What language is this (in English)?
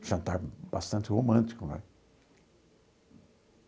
Portuguese